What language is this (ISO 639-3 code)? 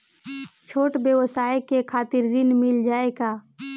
bho